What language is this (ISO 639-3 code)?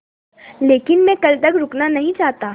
hin